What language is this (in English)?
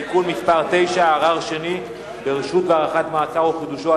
Hebrew